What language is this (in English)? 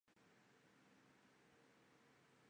Chinese